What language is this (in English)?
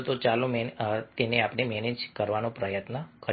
Gujarati